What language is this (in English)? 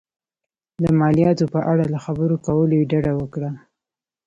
Pashto